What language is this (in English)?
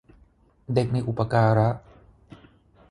Thai